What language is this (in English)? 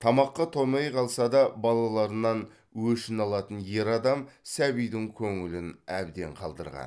Kazakh